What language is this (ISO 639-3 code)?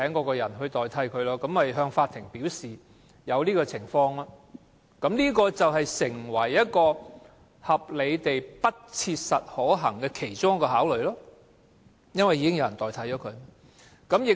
yue